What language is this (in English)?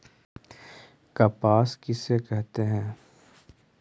Magahi